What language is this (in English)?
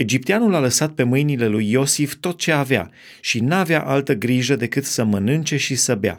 Romanian